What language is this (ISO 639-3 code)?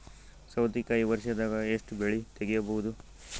kan